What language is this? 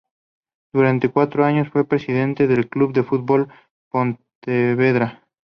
Spanish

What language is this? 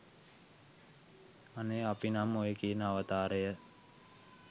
Sinhala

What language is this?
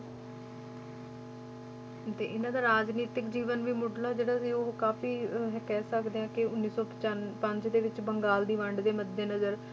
Punjabi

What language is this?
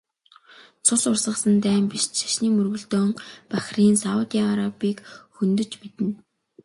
Mongolian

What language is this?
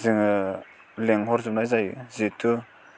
Bodo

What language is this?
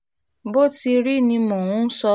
Yoruba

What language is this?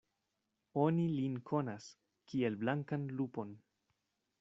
Esperanto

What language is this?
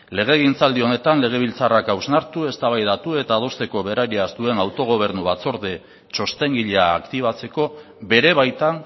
Basque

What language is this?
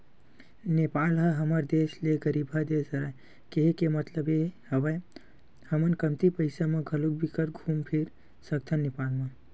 Chhattisgarhi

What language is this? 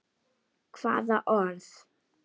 Icelandic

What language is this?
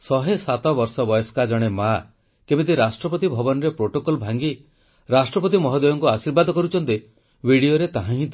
Odia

